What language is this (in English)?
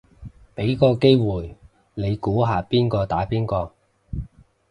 Cantonese